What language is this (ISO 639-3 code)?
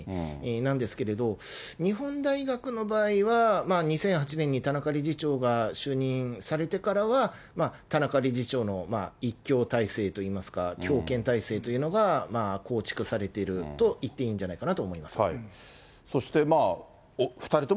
jpn